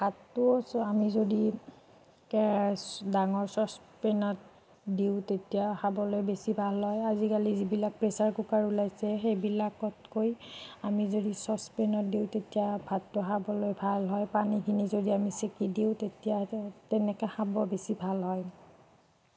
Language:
Assamese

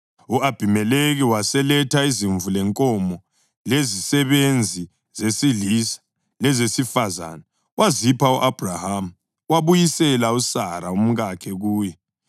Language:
North Ndebele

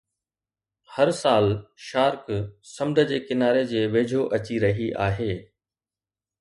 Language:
Sindhi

